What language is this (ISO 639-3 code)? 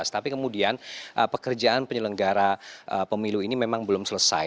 ind